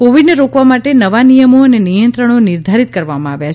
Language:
Gujarati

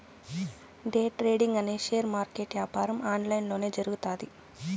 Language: Telugu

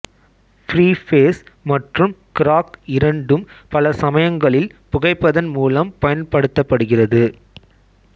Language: Tamil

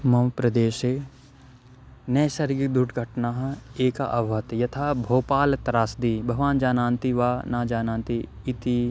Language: Sanskrit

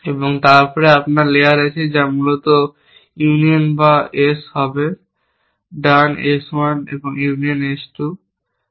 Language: Bangla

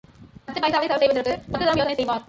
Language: Tamil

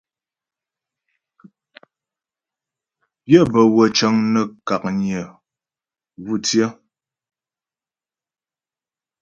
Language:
Ghomala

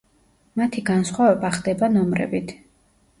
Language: Georgian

